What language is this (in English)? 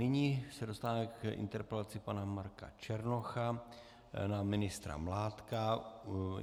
Czech